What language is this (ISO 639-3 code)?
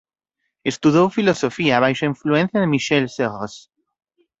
glg